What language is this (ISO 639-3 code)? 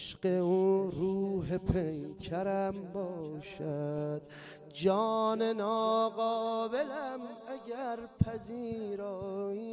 fas